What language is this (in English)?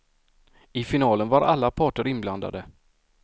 Swedish